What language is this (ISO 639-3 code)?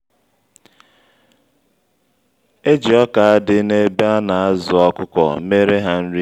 ibo